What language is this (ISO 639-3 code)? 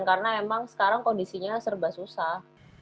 ind